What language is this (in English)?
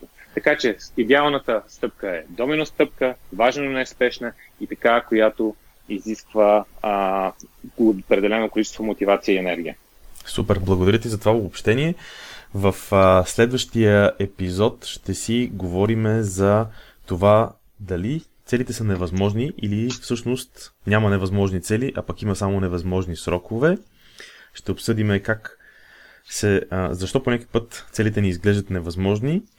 Bulgarian